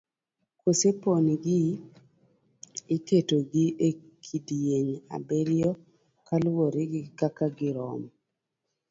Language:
Luo (Kenya and Tanzania)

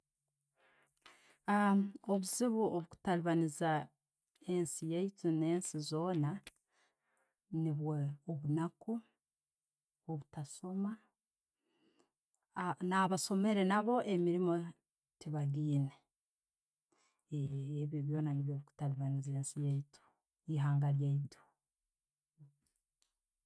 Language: Tooro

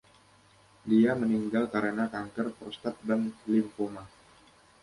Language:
Indonesian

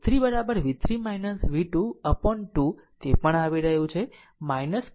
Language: Gujarati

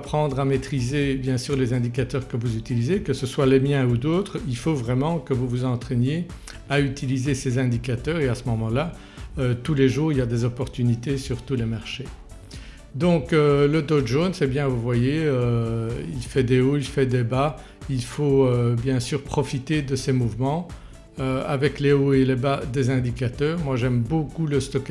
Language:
French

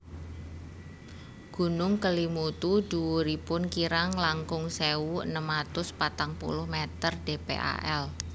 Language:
Javanese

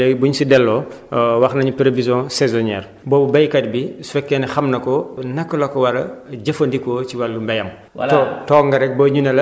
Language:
Wolof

